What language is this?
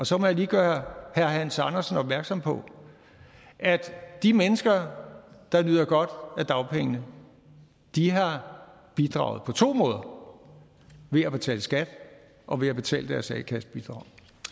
Danish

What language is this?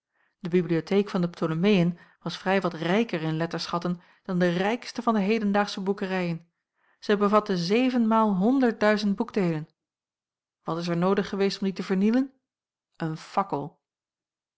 Dutch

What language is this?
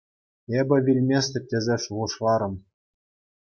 Chuvash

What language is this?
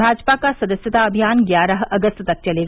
Hindi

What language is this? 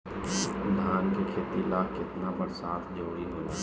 Bhojpuri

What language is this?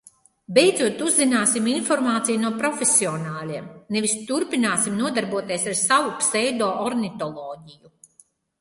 Latvian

